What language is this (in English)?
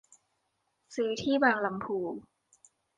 Thai